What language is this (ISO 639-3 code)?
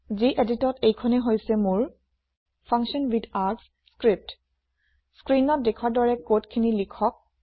asm